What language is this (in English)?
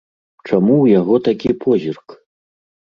Belarusian